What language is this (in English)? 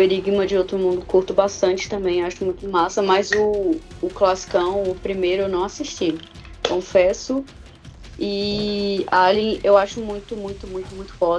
Portuguese